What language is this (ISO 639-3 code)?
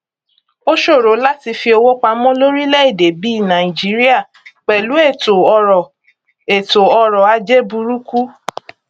yor